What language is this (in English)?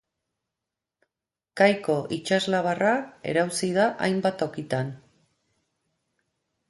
Basque